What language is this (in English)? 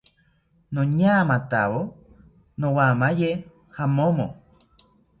South Ucayali Ashéninka